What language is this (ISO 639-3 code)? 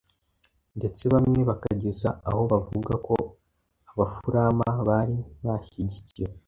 kin